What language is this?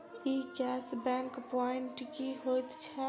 Maithili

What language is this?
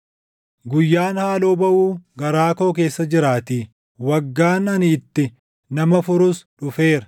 Oromo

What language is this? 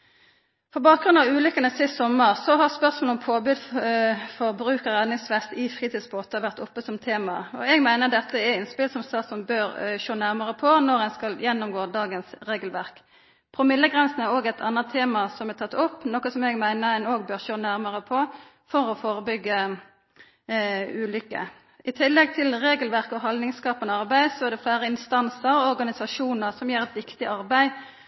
Norwegian Nynorsk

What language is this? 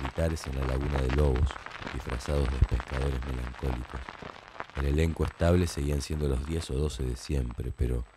Spanish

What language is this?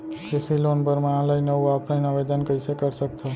Chhattisgarhi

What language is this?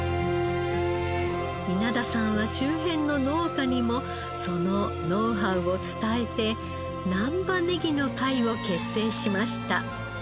Japanese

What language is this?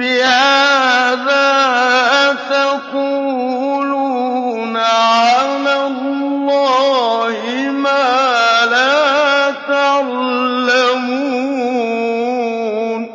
Arabic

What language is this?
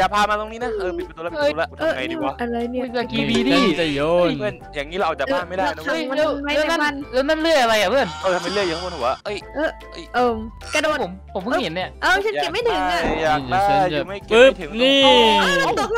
Thai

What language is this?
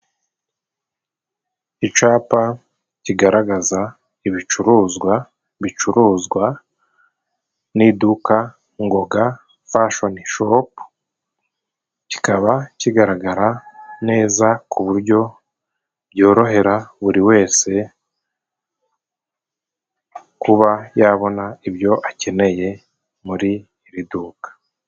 Kinyarwanda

